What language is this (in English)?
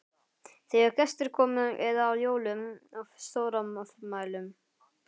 Icelandic